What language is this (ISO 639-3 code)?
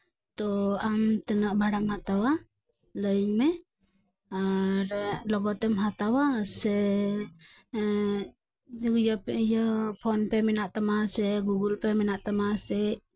sat